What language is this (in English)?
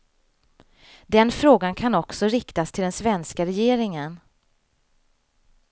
Swedish